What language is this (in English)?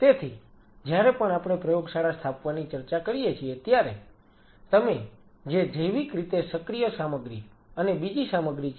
Gujarati